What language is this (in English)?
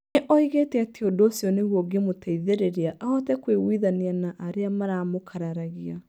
Kikuyu